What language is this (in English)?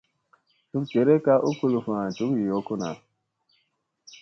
Musey